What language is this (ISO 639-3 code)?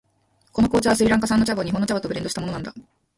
jpn